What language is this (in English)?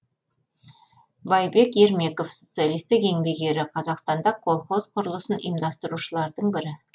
Kazakh